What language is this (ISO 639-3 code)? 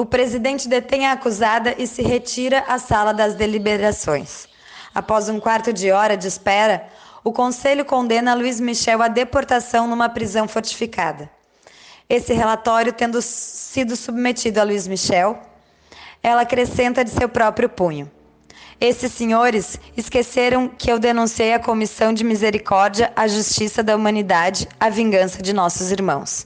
por